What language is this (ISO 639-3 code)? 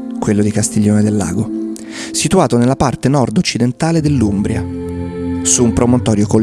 ita